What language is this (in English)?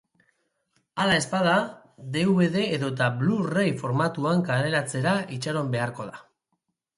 Basque